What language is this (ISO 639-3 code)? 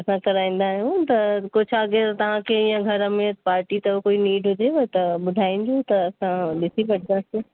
snd